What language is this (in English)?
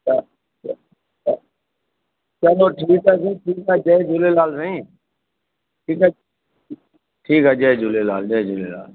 Sindhi